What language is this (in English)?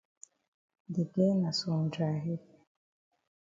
Cameroon Pidgin